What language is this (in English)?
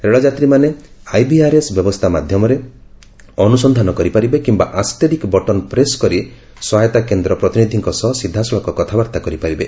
Odia